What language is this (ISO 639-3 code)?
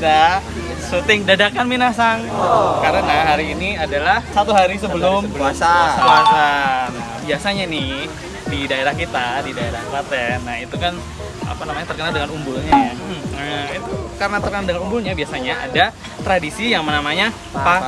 ind